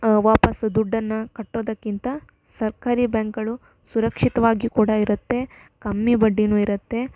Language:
Kannada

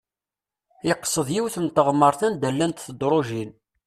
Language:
Kabyle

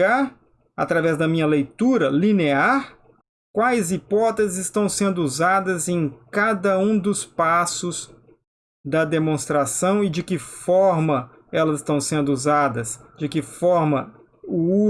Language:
Portuguese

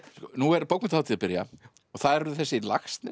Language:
Icelandic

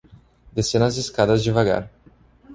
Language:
Portuguese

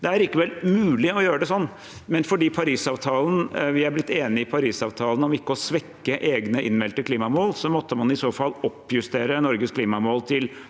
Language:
Norwegian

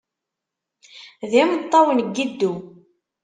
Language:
Kabyle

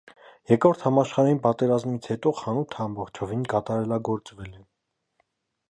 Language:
Armenian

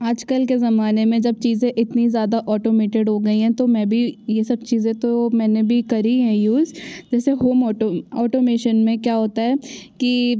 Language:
Hindi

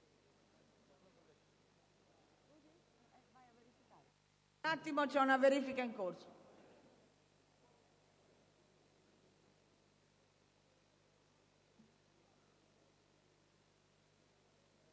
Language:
Italian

